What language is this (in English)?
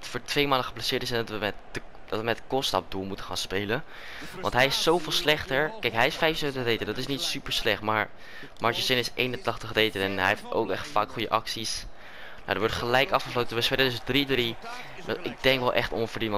Dutch